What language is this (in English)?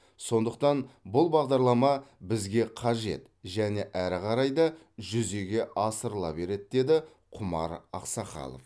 Kazakh